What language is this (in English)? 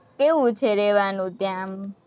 Gujarati